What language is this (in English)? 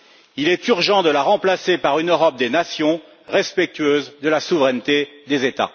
French